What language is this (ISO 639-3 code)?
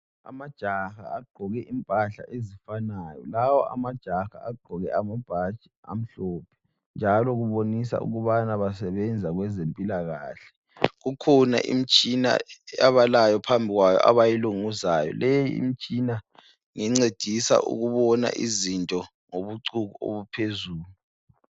nde